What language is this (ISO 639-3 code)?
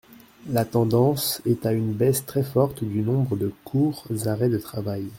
fra